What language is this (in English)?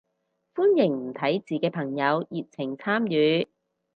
Cantonese